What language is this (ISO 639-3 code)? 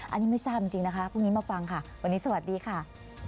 tha